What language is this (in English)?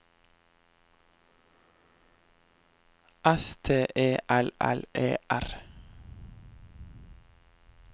Norwegian